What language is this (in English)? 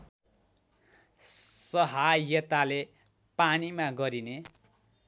Nepali